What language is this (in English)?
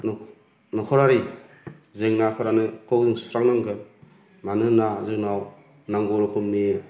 Bodo